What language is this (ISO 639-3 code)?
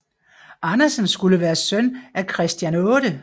dan